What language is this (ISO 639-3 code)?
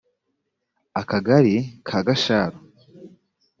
kin